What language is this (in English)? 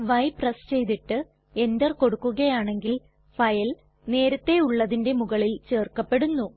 Malayalam